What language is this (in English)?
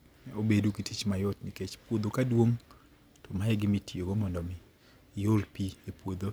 Luo (Kenya and Tanzania)